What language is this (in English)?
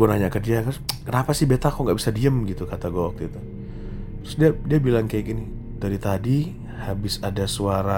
Indonesian